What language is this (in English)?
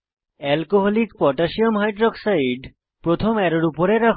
Bangla